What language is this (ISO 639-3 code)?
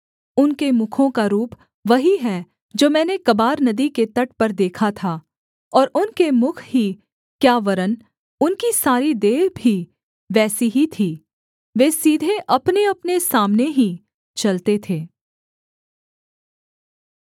hin